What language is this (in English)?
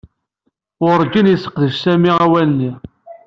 Kabyle